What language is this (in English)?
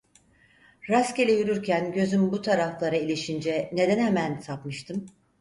Turkish